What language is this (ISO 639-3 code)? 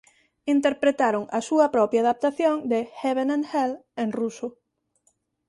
glg